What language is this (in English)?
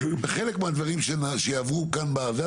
Hebrew